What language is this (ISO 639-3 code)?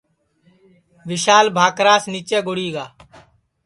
ssi